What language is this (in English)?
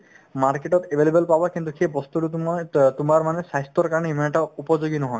Assamese